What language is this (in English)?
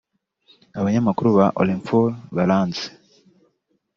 Kinyarwanda